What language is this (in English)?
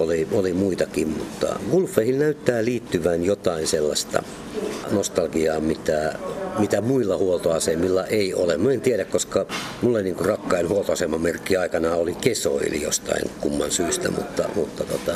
Finnish